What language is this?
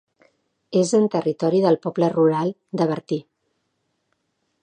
Catalan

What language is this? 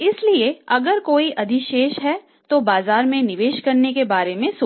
Hindi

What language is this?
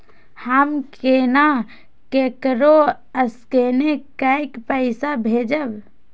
Maithili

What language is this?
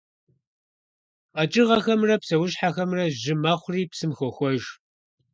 Kabardian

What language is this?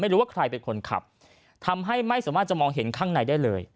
Thai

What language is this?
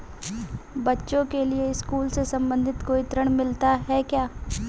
Hindi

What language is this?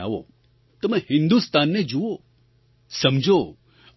Gujarati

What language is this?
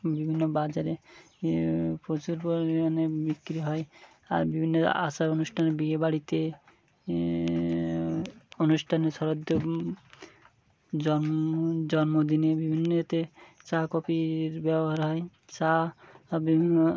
Bangla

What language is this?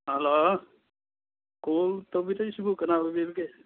Manipuri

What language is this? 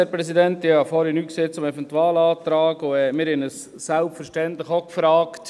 Swiss German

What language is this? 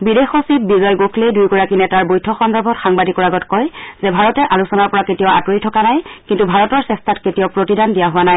Assamese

